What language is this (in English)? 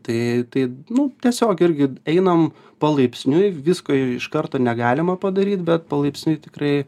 Lithuanian